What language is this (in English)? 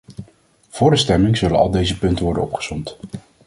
Dutch